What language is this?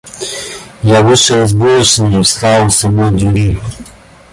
Russian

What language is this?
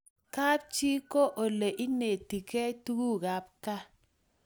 Kalenjin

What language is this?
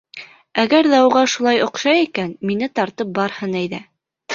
Bashkir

